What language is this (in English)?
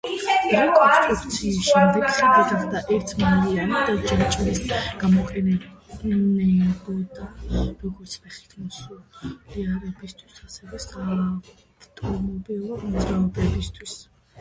Georgian